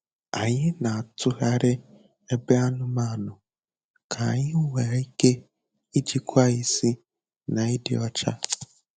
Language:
Igbo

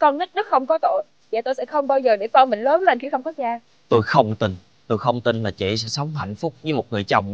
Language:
Vietnamese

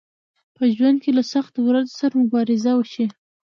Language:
Pashto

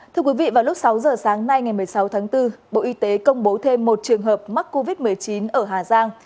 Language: Vietnamese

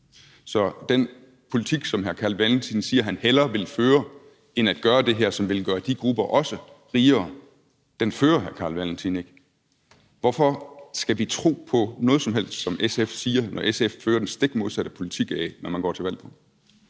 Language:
Danish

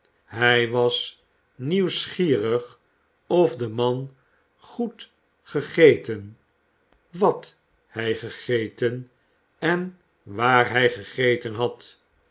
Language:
Dutch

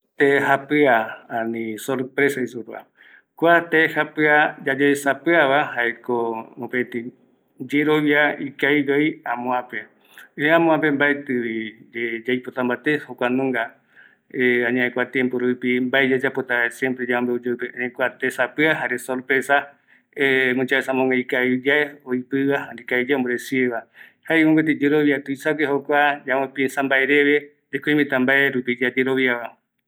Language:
Eastern Bolivian Guaraní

